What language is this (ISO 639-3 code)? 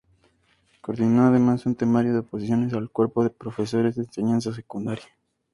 spa